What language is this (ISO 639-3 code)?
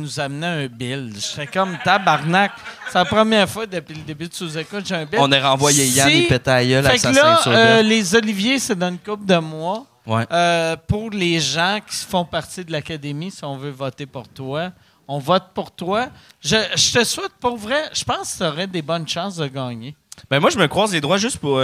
fra